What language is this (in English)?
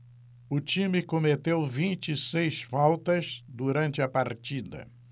Portuguese